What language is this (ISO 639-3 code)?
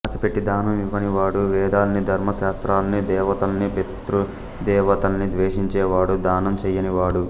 tel